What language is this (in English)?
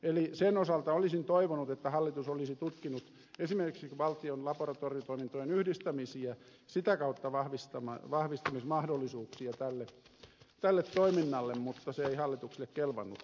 Finnish